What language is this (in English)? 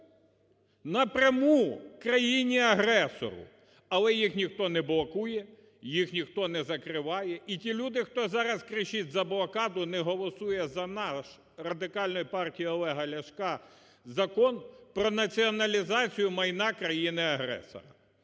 Ukrainian